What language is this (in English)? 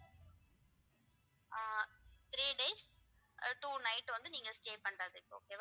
Tamil